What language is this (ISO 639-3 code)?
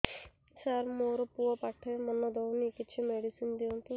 ori